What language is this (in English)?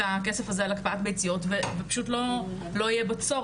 Hebrew